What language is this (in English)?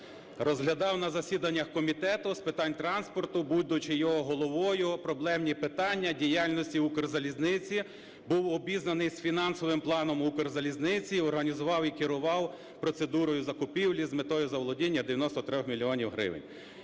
Ukrainian